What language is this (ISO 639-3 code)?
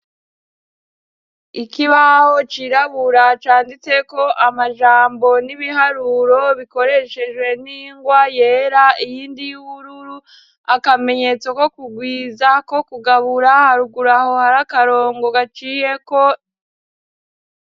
run